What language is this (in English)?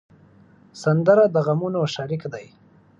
Pashto